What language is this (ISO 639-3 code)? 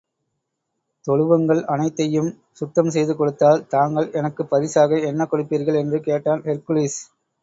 tam